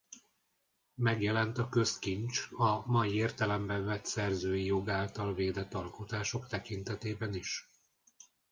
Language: Hungarian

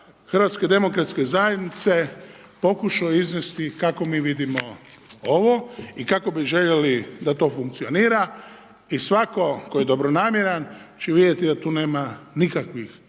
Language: Croatian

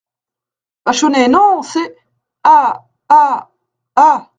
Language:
French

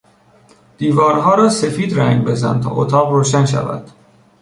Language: Persian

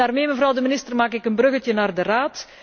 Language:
Dutch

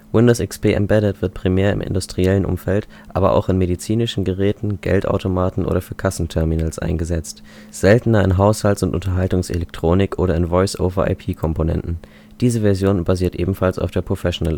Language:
German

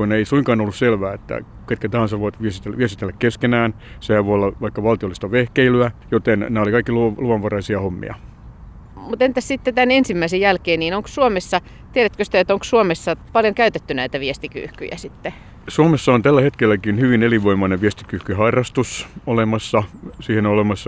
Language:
Finnish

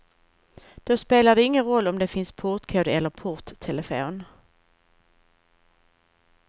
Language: Swedish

